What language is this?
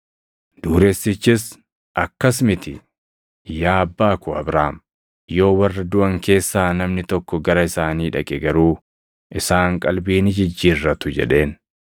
Oromo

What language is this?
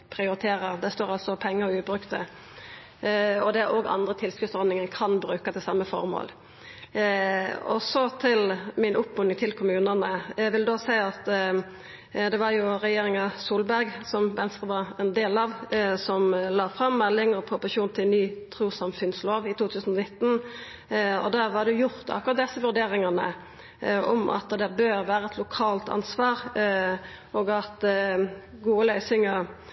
Norwegian Nynorsk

